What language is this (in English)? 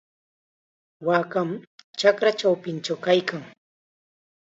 Chiquián Ancash Quechua